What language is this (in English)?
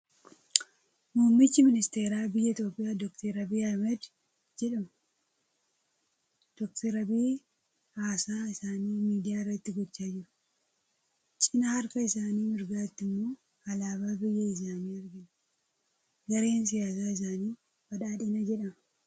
Oromo